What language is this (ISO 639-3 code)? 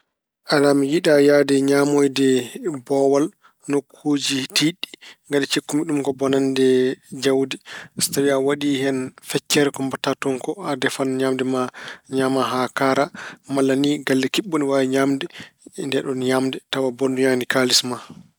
ful